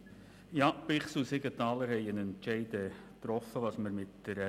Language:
Swiss German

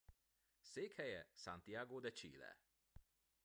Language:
Hungarian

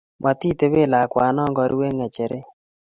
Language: Kalenjin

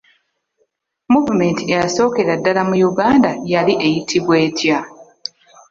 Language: Ganda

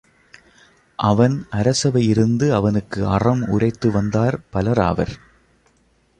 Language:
Tamil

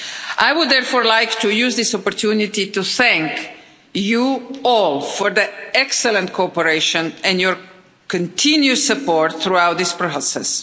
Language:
English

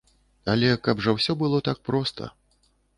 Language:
Belarusian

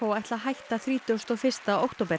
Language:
Icelandic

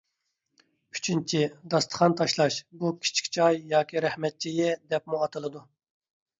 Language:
Uyghur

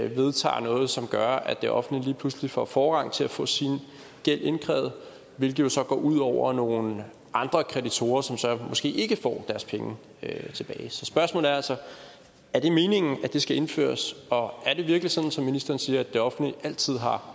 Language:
Danish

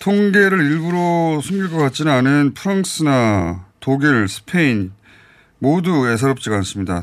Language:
Korean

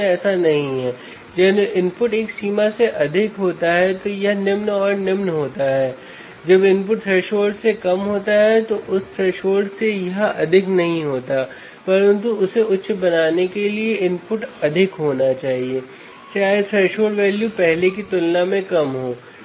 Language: Hindi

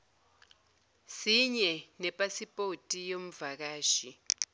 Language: Zulu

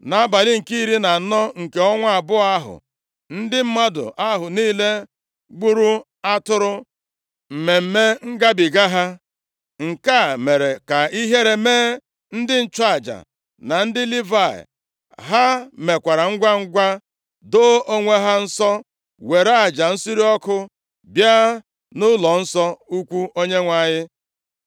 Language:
Igbo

